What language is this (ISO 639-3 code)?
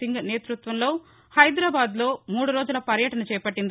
tel